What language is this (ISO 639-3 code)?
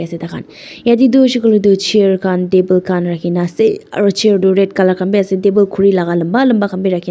nag